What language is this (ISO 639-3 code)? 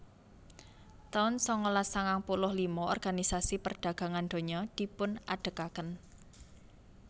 jav